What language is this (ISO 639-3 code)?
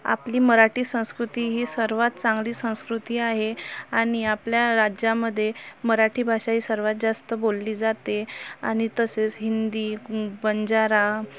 mar